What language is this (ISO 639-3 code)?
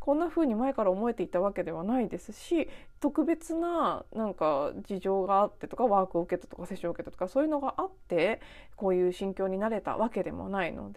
jpn